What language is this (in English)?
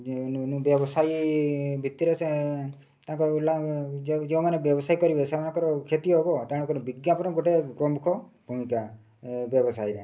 Odia